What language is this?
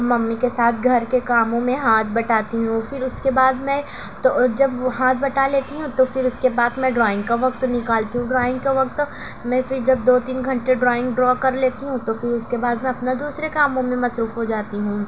Urdu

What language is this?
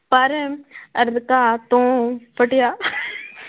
Punjabi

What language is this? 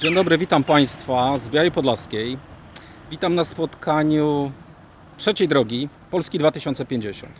Polish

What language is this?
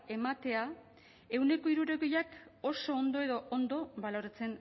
Basque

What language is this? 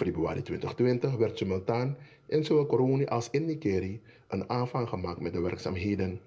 Dutch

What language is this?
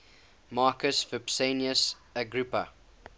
English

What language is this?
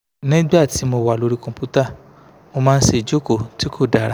Yoruba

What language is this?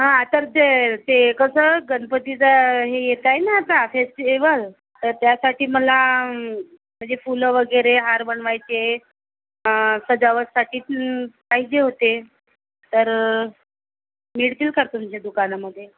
Marathi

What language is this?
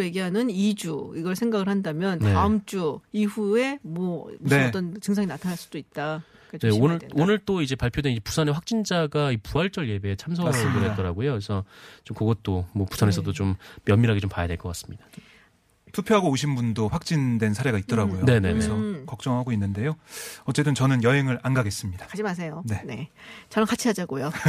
Korean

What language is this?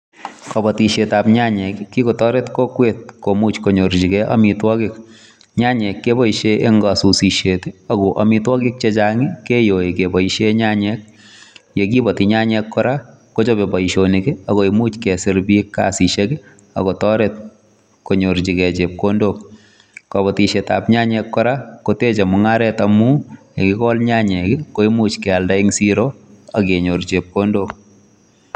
Kalenjin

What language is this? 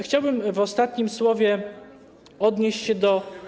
Polish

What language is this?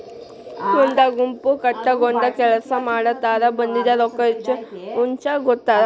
Kannada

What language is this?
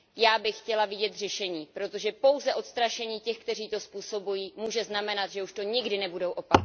Czech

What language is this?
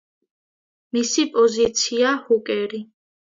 Georgian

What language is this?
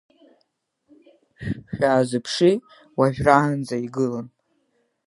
Abkhazian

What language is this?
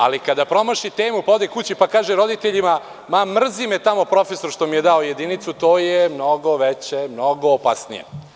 Serbian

